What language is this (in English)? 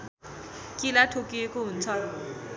Nepali